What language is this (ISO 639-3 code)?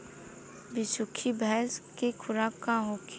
bho